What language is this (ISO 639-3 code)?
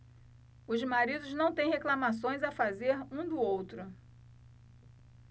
por